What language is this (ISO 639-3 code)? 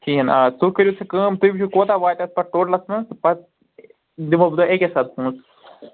kas